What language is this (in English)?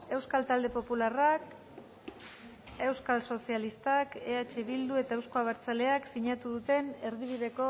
Basque